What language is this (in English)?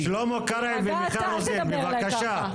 Hebrew